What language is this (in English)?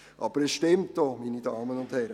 Swiss German